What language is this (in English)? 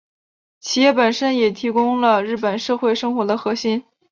Chinese